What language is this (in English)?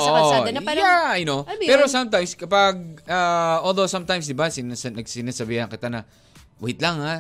Filipino